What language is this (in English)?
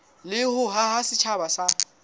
Southern Sotho